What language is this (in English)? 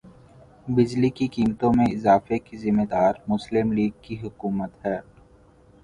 Urdu